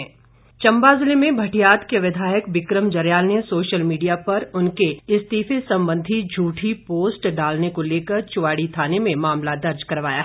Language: Hindi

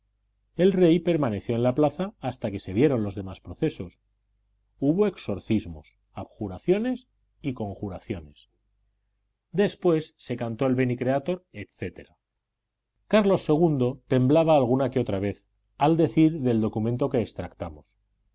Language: Spanish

